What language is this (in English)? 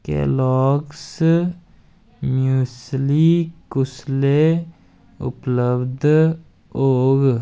Dogri